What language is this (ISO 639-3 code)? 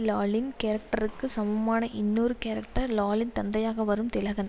tam